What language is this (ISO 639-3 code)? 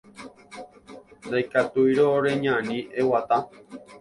grn